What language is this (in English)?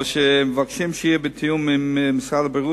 Hebrew